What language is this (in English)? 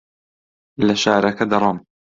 Central Kurdish